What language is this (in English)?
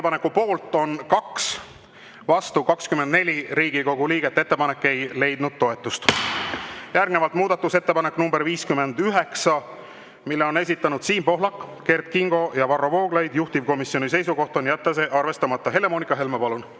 Estonian